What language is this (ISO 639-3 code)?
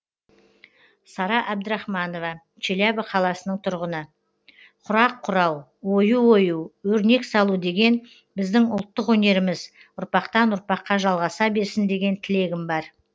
kaz